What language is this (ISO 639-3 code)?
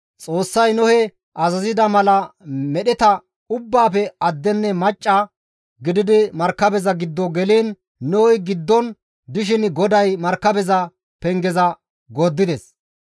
gmv